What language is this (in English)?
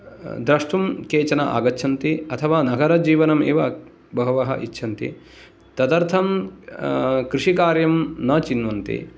Sanskrit